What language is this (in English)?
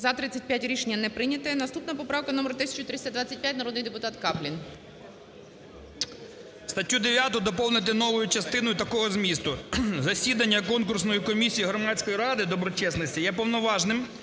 Ukrainian